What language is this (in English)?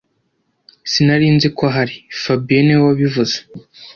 Kinyarwanda